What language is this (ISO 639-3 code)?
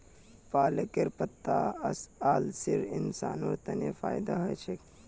mag